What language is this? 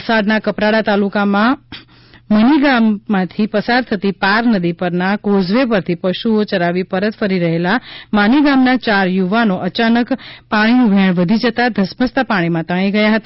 Gujarati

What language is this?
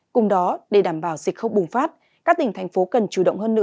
Vietnamese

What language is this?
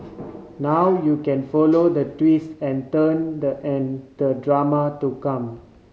English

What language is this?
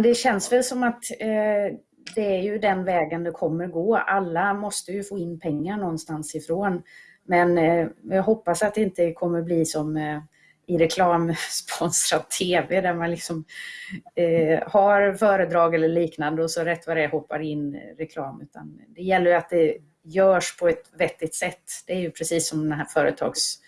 Swedish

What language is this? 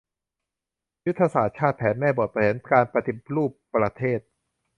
Thai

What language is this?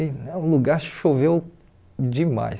Portuguese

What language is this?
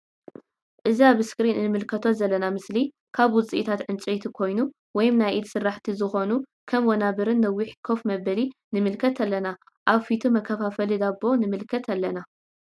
Tigrinya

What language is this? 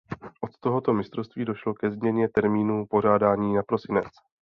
Czech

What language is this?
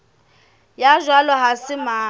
Southern Sotho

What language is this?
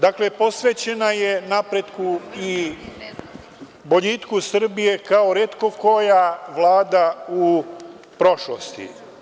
Serbian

